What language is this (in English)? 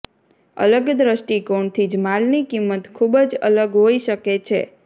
Gujarati